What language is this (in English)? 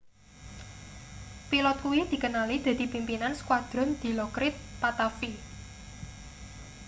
Javanese